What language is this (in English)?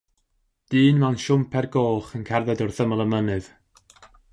Welsh